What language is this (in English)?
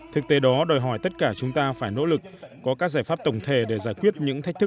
Vietnamese